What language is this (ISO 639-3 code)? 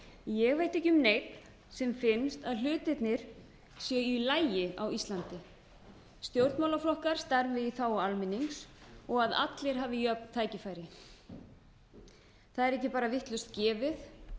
isl